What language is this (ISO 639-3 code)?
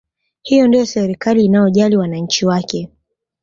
swa